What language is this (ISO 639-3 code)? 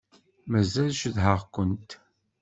kab